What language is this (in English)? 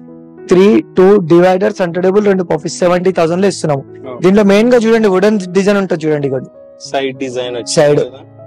Telugu